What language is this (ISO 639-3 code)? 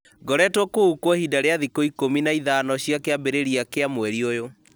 kik